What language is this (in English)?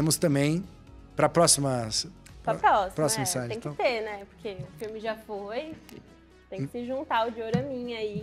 Portuguese